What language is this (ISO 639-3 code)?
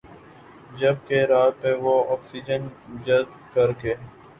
urd